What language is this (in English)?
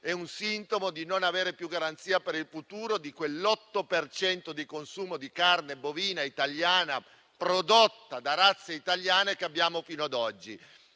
Italian